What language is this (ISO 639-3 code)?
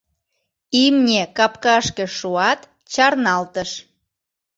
chm